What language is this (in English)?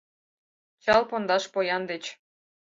Mari